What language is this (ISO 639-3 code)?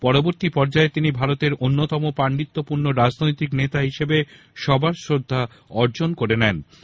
ben